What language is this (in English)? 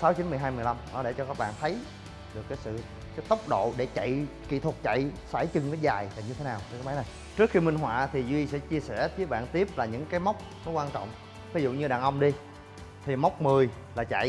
Vietnamese